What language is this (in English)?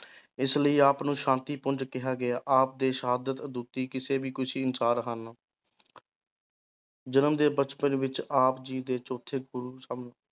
Punjabi